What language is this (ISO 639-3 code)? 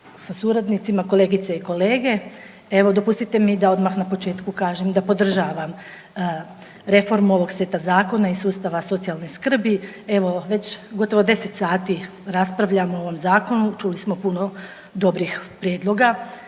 hrv